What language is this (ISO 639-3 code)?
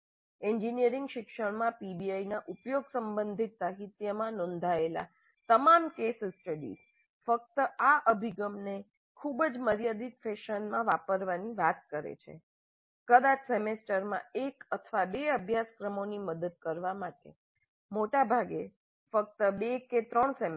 guj